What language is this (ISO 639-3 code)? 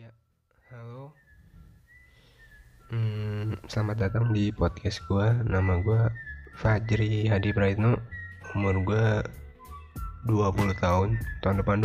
ind